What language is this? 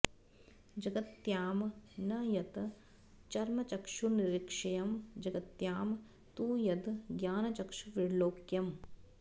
Sanskrit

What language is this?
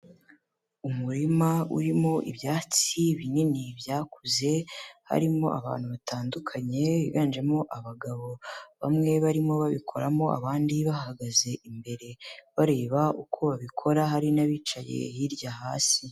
Kinyarwanda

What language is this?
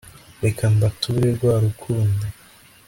Kinyarwanda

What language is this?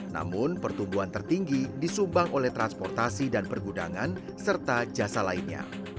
Indonesian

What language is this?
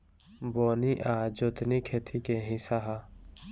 Bhojpuri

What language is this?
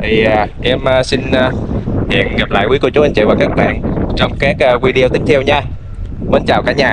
Vietnamese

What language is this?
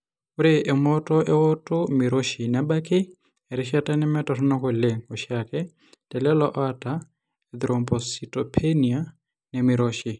Masai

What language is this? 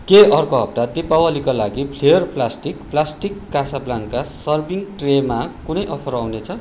Nepali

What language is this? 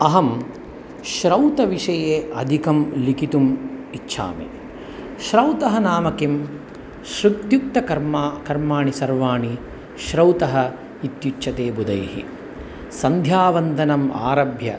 Sanskrit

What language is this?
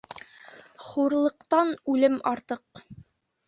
Bashkir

